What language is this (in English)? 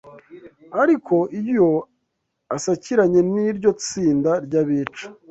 Kinyarwanda